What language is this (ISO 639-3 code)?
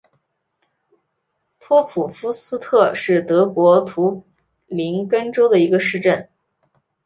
zho